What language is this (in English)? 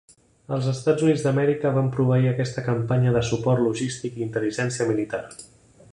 Catalan